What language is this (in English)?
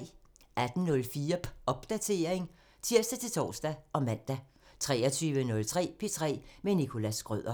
Danish